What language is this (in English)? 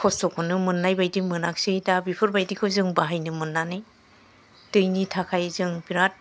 Bodo